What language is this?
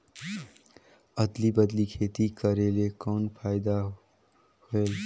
Chhattisgarhi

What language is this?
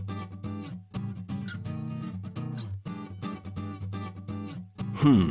Japanese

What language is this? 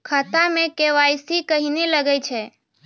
Maithili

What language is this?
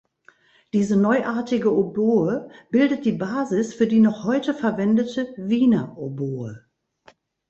German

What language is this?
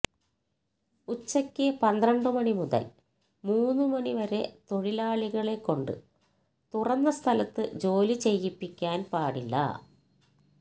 Malayalam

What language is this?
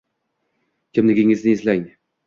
Uzbek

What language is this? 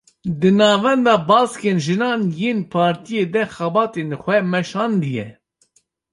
Kurdish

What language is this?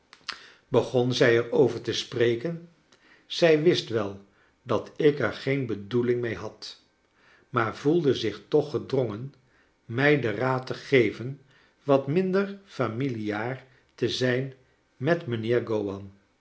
Dutch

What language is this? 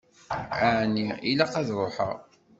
Kabyle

